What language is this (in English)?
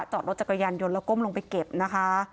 Thai